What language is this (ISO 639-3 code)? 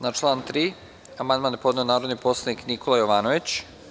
srp